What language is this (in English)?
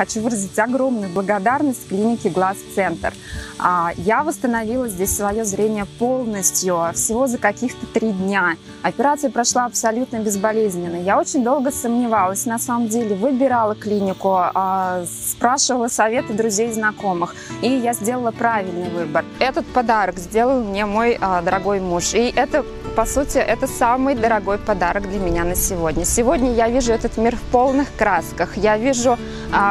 Russian